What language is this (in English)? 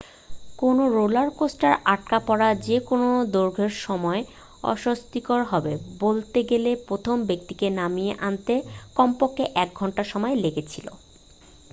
Bangla